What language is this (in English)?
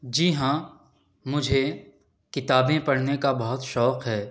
Urdu